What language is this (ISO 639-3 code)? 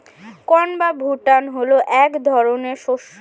ben